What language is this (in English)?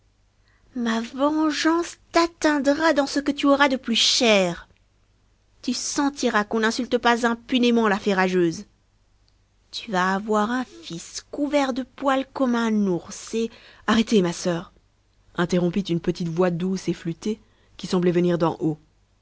French